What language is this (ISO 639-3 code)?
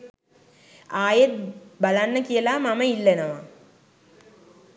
sin